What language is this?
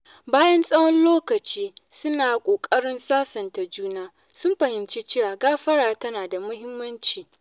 Hausa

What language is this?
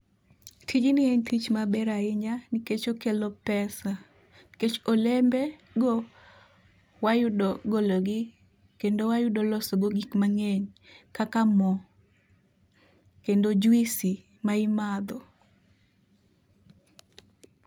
Luo (Kenya and Tanzania)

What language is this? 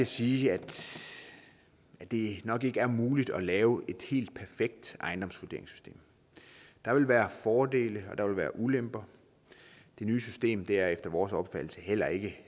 Danish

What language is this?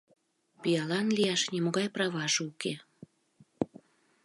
Mari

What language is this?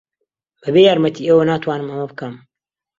Central Kurdish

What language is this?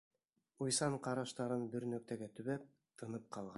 Bashkir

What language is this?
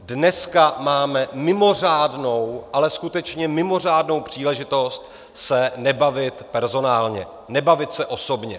Czech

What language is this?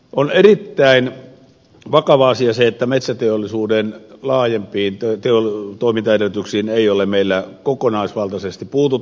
Finnish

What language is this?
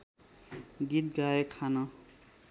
Nepali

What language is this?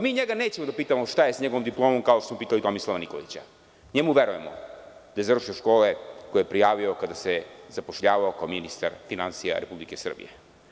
Serbian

